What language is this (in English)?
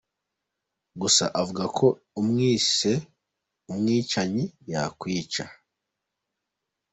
Kinyarwanda